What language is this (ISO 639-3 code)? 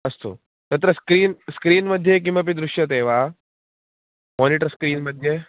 san